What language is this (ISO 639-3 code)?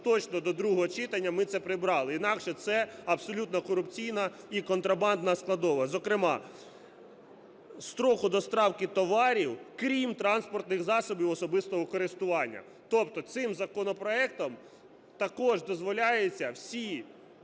ukr